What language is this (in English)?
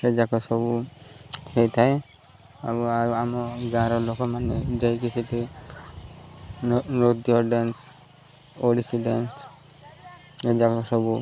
Odia